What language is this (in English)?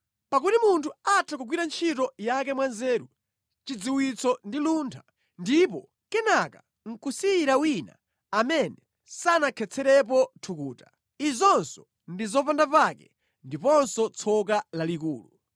Nyanja